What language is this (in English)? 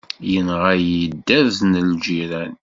Kabyle